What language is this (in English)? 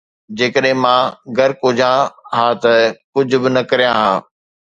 Sindhi